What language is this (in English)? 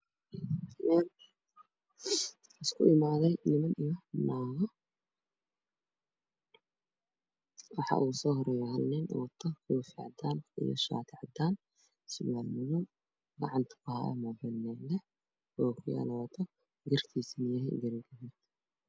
Somali